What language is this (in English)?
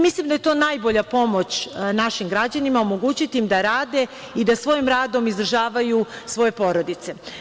Serbian